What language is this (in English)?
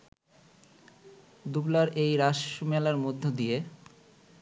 Bangla